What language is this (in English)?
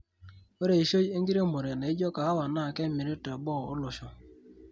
Masai